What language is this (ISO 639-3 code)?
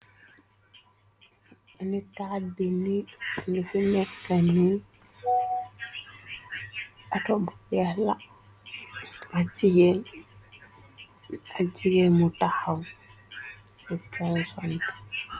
wol